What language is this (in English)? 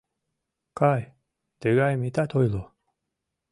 Mari